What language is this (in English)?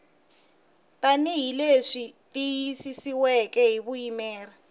Tsonga